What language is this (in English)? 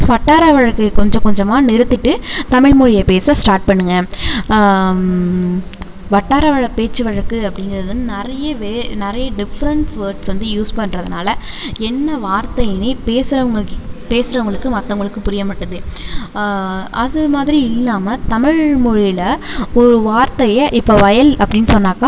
Tamil